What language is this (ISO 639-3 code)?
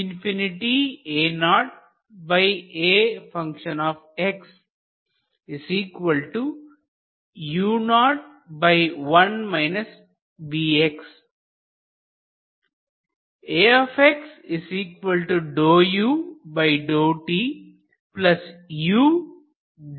tam